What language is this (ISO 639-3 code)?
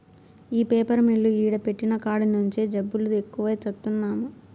tel